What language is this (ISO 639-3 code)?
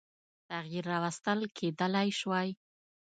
pus